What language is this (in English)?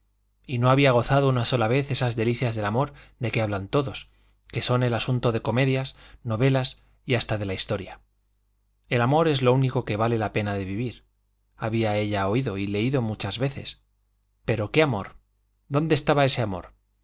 Spanish